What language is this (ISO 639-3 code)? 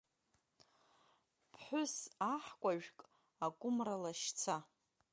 abk